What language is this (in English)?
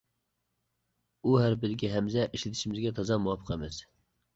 Uyghur